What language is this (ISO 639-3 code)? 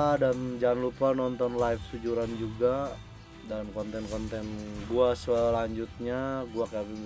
ind